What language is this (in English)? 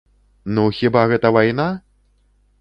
Belarusian